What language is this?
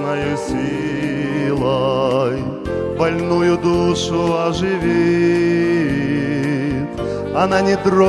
Russian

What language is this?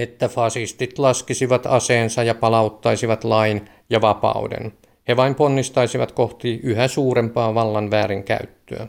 Finnish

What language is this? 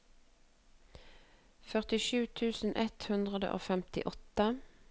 Norwegian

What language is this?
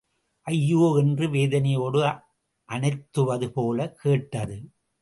Tamil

